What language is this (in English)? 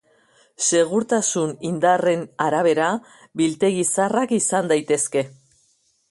Basque